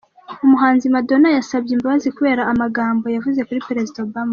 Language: Kinyarwanda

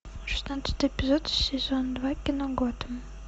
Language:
Russian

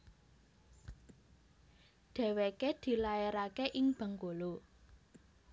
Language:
Javanese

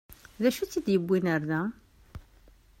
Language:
Kabyle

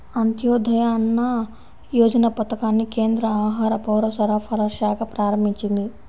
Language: Telugu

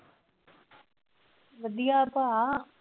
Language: Punjabi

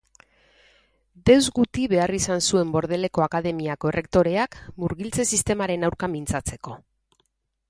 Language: Basque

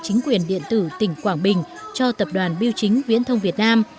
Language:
Vietnamese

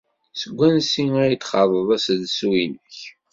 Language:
Kabyle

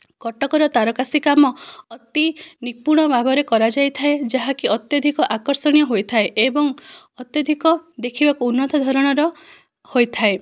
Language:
Odia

